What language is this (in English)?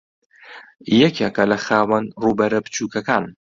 Central Kurdish